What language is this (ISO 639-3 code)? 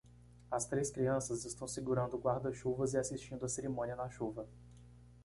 por